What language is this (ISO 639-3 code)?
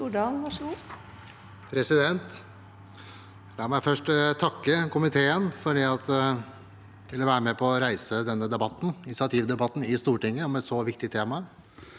nor